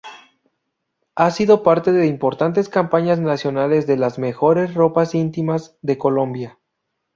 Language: Spanish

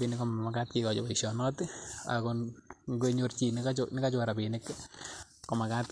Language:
Kalenjin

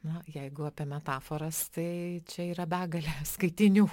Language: Lithuanian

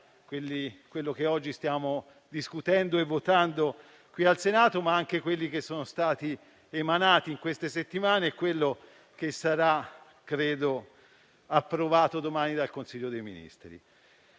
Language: Italian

